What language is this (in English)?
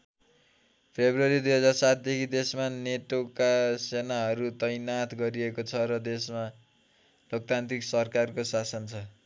Nepali